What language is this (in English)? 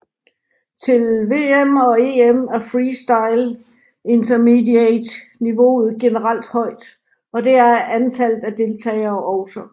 Danish